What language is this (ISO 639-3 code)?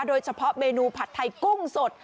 tha